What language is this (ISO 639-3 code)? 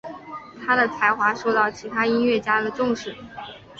zho